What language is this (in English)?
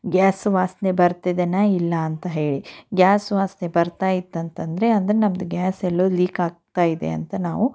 Kannada